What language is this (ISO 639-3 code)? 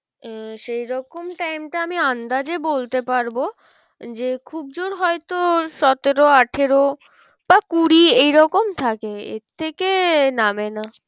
ben